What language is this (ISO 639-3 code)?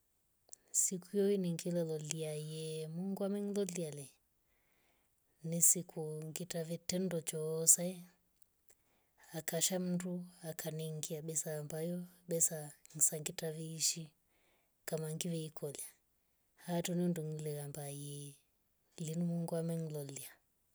rof